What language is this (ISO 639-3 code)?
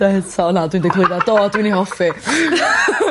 cym